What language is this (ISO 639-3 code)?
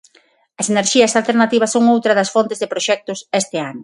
glg